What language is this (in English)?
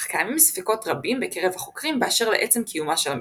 Hebrew